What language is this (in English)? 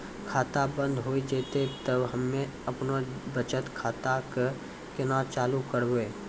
Maithili